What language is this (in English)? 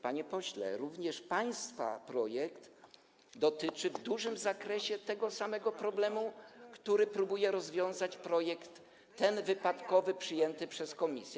Polish